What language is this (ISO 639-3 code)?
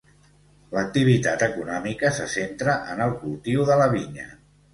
cat